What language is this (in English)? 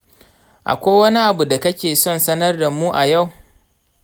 Hausa